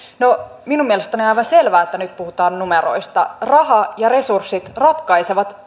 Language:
Finnish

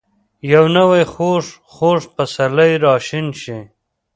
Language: Pashto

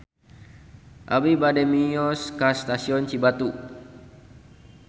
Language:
Sundanese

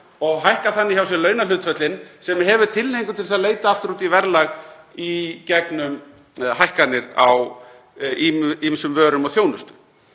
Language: Icelandic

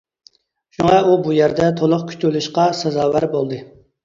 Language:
Uyghur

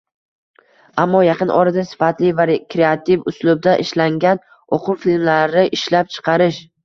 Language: Uzbek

